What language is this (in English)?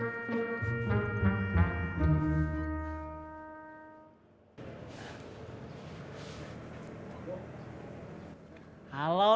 Indonesian